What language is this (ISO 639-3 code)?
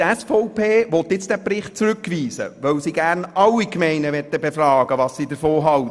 gsw